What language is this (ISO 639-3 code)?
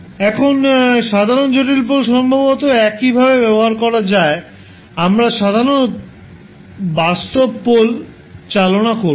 ben